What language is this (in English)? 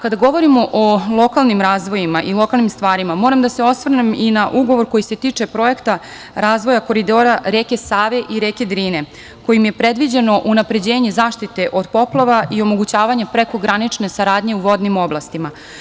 Serbian